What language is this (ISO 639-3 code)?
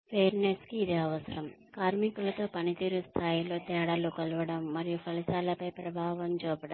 tel